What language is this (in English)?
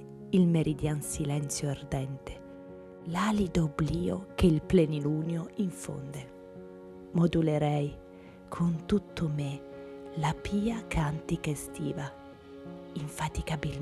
Italian